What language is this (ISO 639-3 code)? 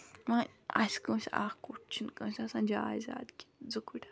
kas